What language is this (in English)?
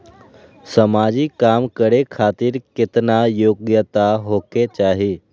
Maithili